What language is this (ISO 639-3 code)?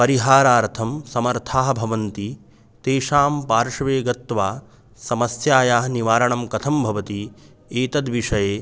san